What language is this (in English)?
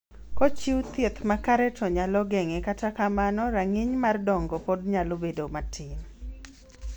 Luo (Kenya and Tanzania)